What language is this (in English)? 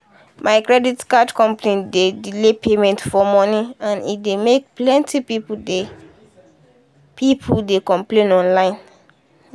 Nigerian Pidgin